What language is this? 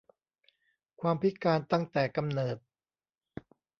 Thai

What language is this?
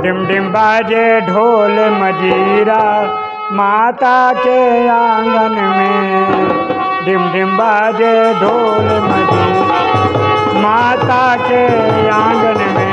Hindi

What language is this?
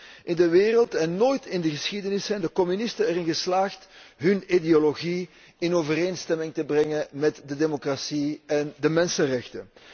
Dutch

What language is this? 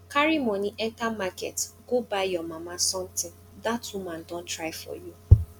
Nigerian Pidgin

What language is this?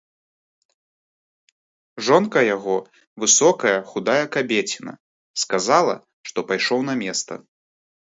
Belarusian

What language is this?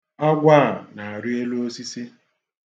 Igbo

